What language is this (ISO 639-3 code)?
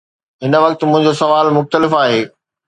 snd